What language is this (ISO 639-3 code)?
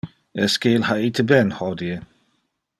ina